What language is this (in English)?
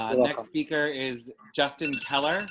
English